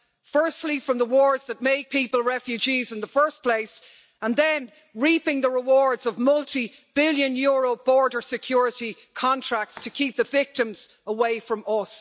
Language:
English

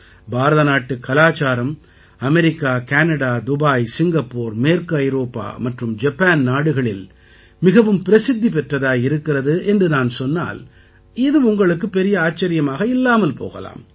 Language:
Tamil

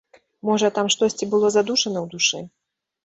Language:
Belarusian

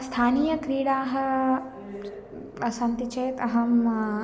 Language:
Sanskrit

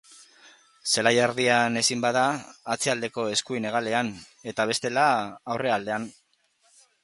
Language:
Basque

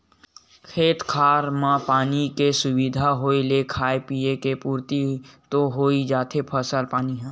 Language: Chhattisgarhi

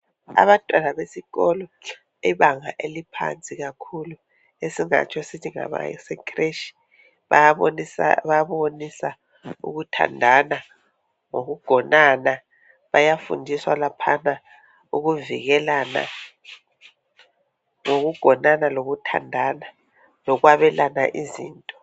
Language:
North Ndebele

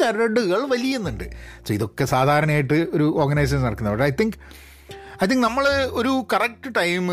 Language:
Malayalam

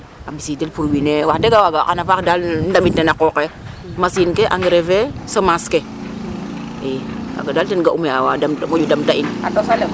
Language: Serer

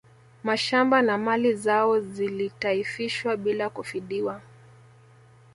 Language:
Swahili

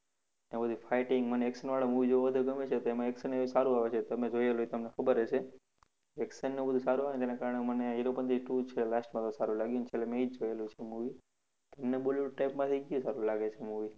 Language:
Gujarati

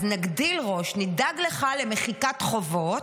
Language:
Hebrew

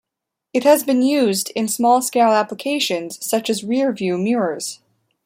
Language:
English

